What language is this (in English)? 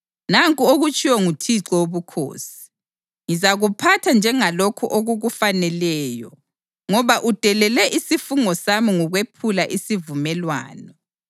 North Ndebele